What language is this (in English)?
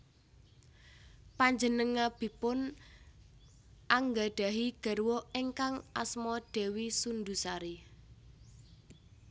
Javanese